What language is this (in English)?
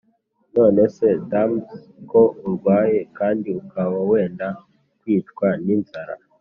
Kinyarwanda